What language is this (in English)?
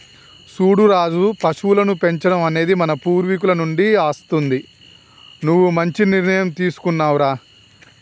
Telugu